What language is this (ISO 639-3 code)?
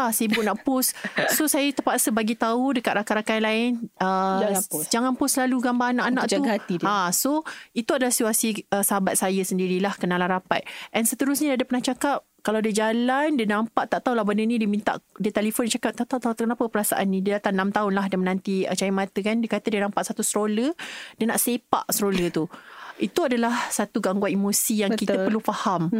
msa